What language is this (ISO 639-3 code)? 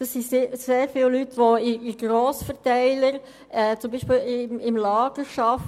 gsw